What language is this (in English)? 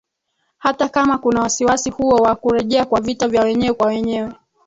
Swahili